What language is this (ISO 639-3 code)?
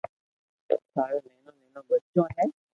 lrk